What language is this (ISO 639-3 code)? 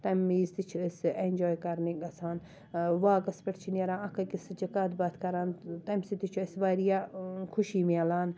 kas